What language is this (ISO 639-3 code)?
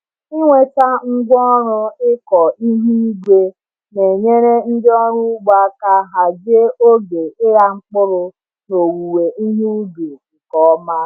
ibo